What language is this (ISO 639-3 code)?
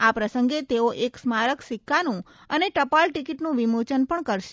guj